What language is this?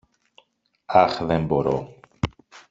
Greek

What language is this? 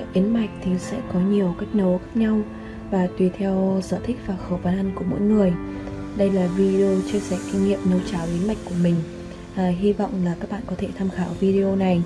Vietnamese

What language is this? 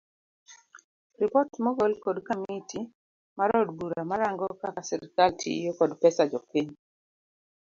Luo (Kenya and Tanzania)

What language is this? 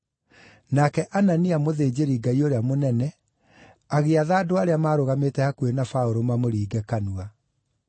Kikuyu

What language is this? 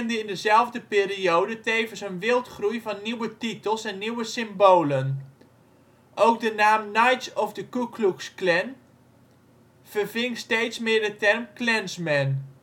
Dutch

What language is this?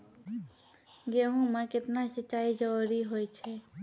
Maithili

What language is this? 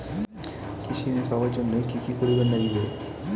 Bangla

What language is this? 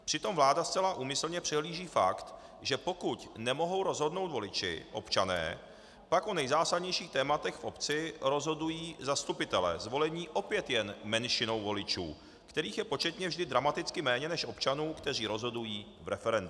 Czech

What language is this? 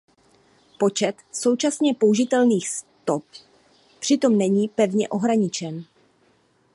Czech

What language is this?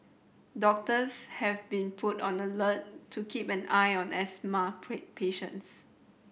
English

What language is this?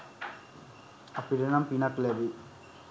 Sinhala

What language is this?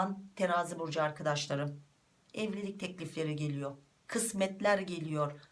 Turkish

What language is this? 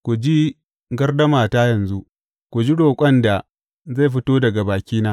Hausa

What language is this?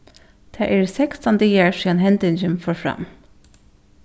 Faroese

